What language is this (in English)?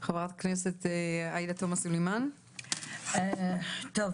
Hebrew